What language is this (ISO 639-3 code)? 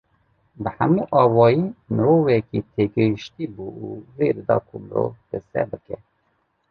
kur